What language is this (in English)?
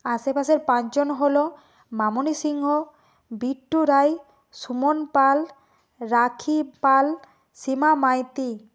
Bangla